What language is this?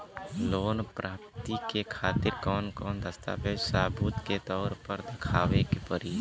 Bhojpuri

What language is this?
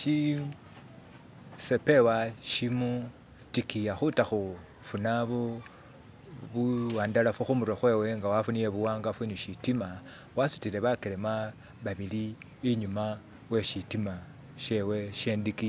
Masaaba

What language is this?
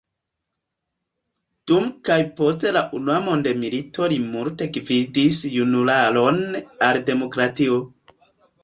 Esperanto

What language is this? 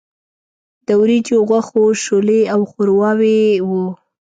Pashto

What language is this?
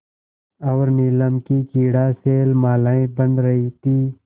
Hindi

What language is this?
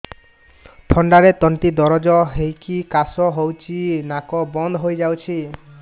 Odia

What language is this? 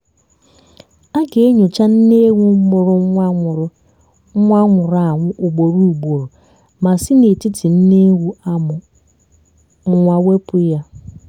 Igbo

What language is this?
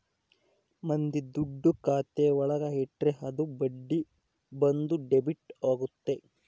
Kannada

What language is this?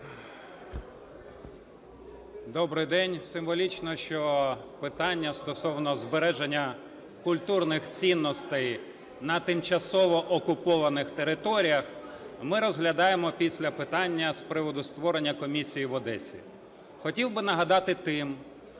Ukrainian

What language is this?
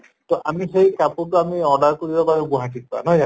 Assamese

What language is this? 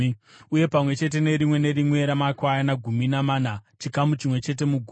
Shona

